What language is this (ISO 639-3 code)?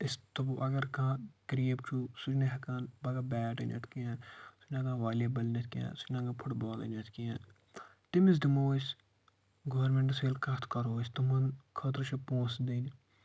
kas